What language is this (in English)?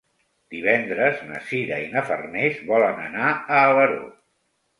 Catalan